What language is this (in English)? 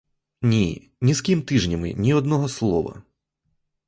Ukrainian